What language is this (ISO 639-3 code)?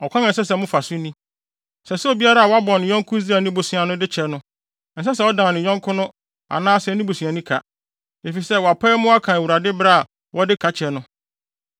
aka